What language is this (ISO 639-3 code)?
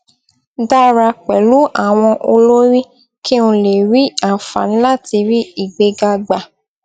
yor